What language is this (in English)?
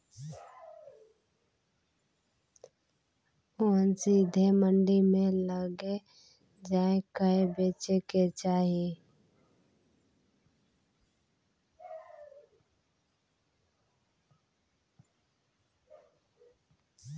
Maithili